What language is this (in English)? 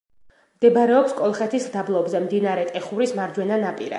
Georgian